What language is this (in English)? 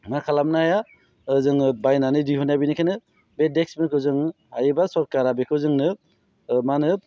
Bodo